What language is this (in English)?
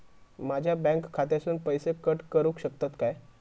Marathi